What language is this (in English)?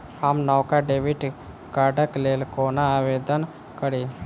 Maithili